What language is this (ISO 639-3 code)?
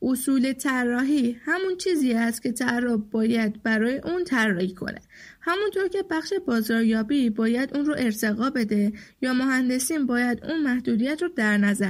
fas